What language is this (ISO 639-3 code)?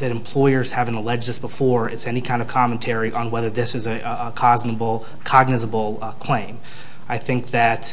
eng